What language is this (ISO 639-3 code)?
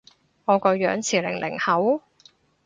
yue